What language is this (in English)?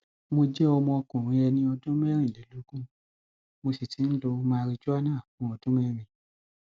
Yoruba